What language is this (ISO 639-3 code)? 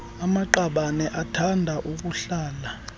xho